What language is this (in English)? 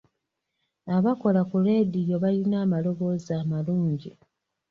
Ganda